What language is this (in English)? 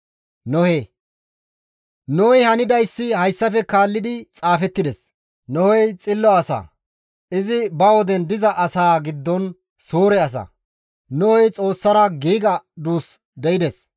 Gamo